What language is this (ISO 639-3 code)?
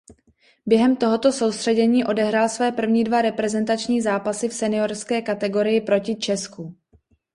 ces